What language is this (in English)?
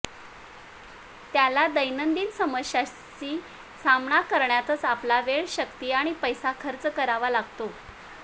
Marathi